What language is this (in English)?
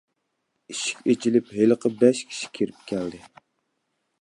Uyghur